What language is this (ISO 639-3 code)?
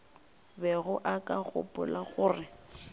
nso